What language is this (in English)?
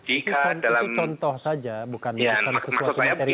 Indonesian